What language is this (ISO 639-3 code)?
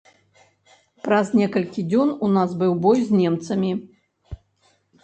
bel